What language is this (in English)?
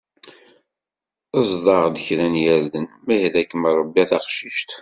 Kabyle